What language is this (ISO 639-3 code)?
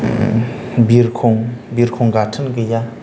brx